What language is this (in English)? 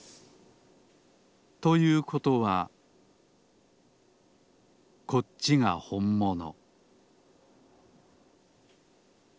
Japanese